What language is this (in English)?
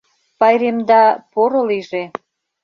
Mari